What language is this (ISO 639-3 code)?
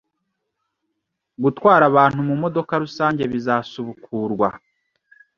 kin